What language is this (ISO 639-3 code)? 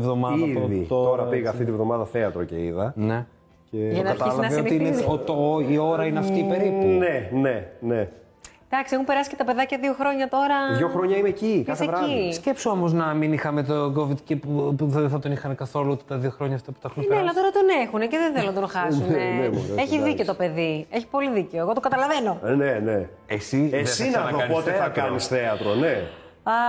ell